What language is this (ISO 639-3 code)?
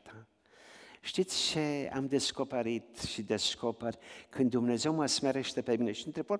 ron